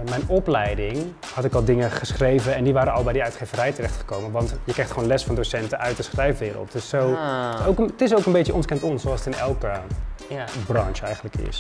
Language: Dutch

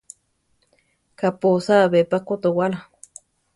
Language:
Central Tarahumara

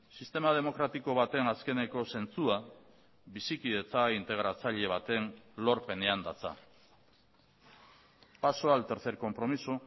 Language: Basque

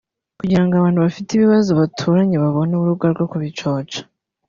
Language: Kinyarwanda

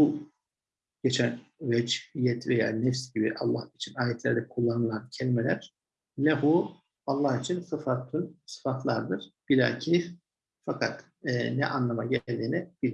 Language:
Turkish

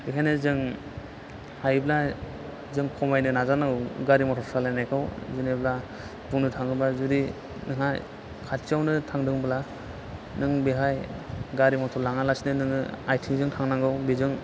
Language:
Bodo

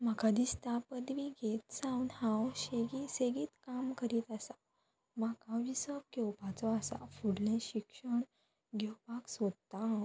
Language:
Konkani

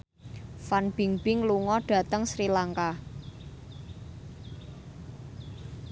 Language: Javanese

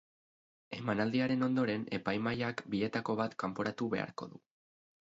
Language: Basque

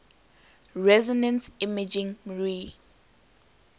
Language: English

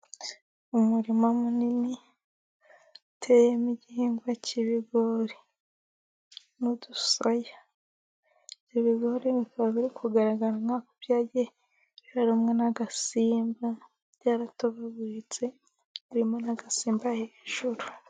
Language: Kinyarwanda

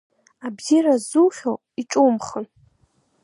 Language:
Abkhazian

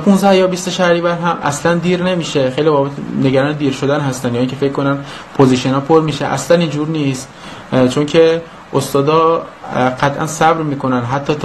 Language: Persian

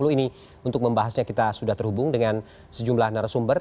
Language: Indonesian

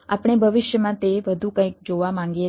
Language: Gujarati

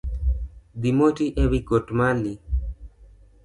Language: Luo (Kenya and Tanzania)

